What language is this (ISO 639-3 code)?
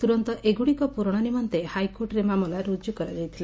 ori